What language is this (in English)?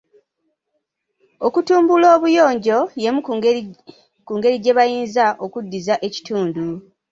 Ganda